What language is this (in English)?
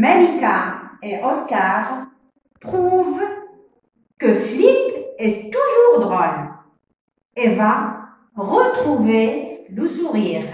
French